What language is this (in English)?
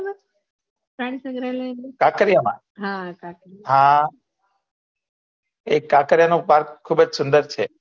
Gujarati